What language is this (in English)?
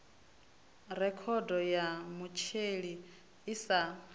Venda